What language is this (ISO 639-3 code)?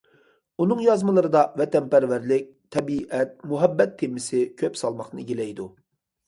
uig